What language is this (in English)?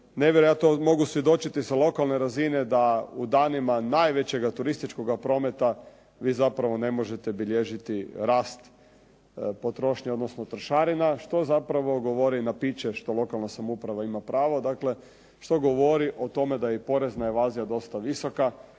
Croatian